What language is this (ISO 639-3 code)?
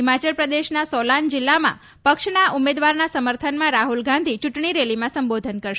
guj